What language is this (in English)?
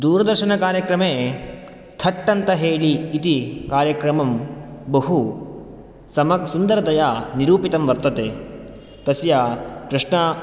Sanskrit